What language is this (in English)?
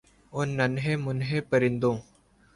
Urdu